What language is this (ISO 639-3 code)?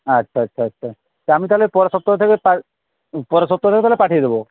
ben